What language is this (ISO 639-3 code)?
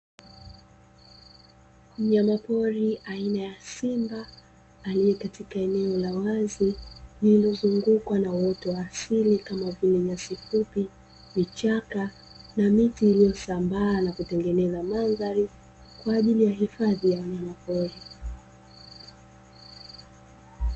swa